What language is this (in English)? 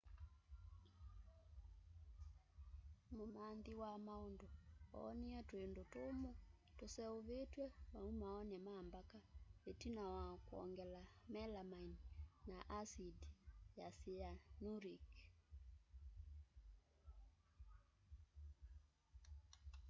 Kamba